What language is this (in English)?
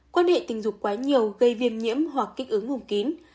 Vietnamese